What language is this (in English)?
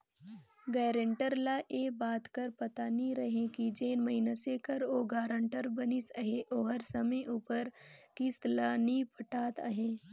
Chhattisgarhi